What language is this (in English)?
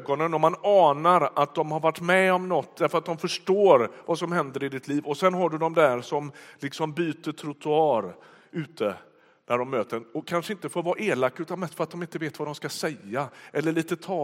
Swedish